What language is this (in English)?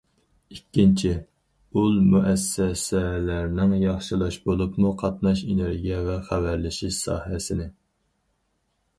Uyghur